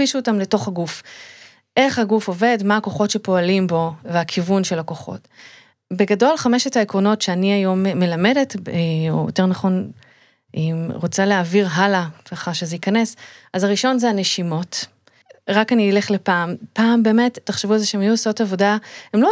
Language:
Hebrew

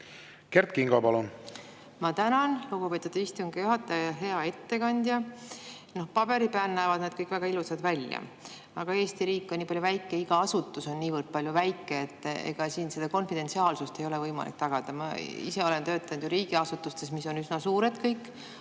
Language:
Estonian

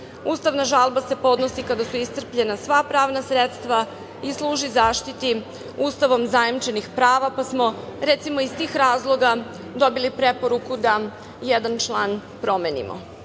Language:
Serbian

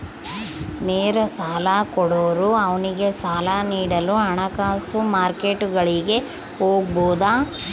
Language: Kannada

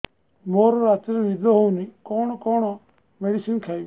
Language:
Odia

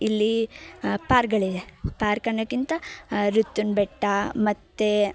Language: Kannada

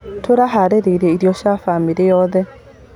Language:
Kikuyu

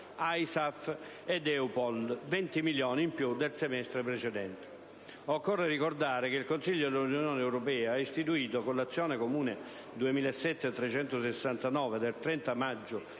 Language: Italian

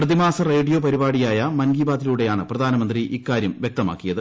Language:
Malayalam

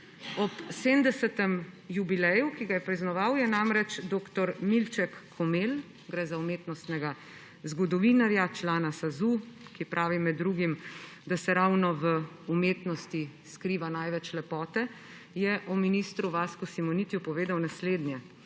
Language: Slovenian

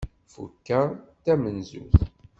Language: Kabyle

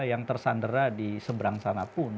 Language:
Indonesian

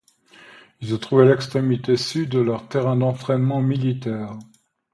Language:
French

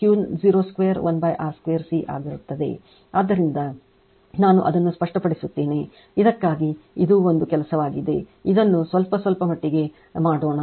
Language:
Kannada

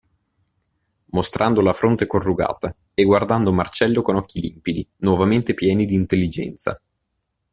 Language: Italian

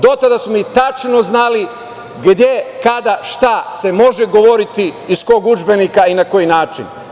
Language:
Serbian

